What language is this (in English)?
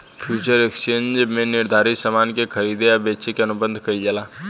Bhojpuri